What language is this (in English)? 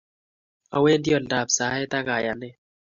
Kalenjin